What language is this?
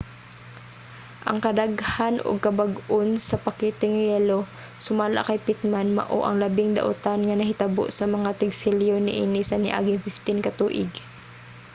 Cebuano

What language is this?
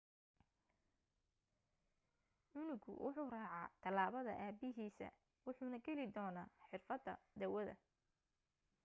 Somali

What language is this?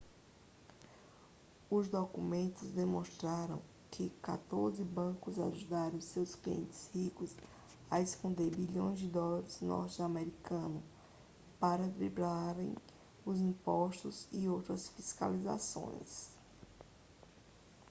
Portuguese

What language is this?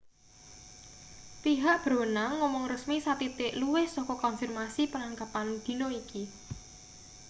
Javanese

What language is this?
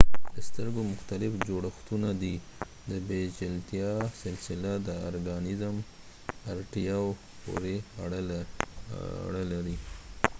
Pashto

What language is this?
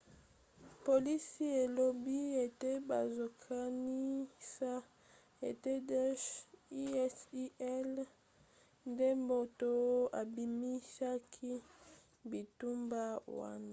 Lingala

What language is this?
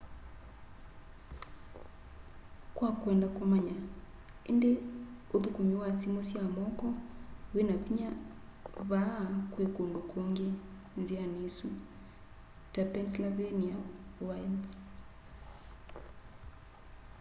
Kamba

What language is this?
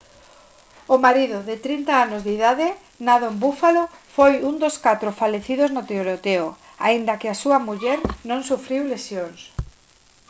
Galician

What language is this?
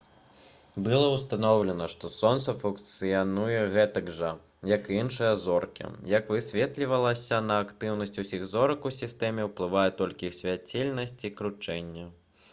Belarusian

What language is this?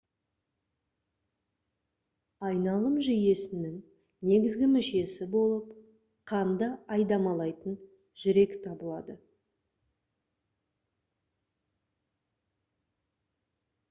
Kazakh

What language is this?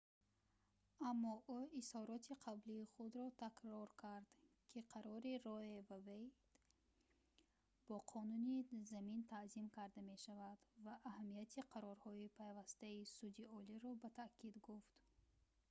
Tajik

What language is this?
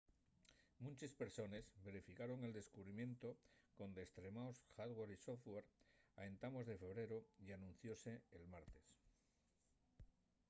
Asturian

